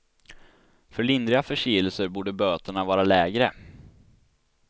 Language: Swedish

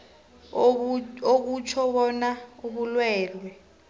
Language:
South Ndebele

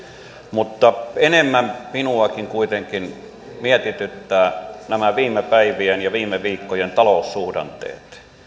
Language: Finnish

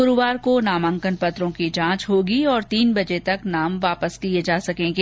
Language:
Hindi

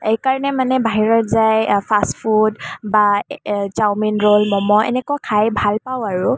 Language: Assamese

